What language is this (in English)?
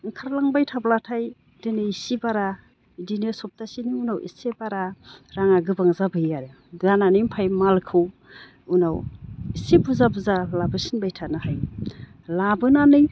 Bodo